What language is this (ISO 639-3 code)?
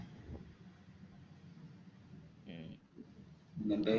mal